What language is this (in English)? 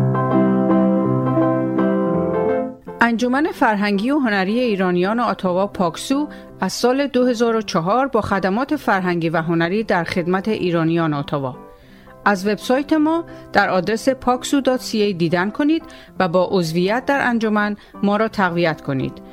Persian